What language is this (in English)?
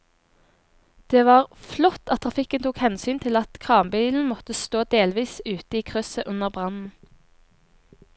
Norwegian